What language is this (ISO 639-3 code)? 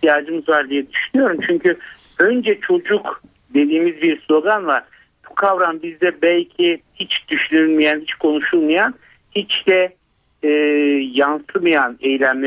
tur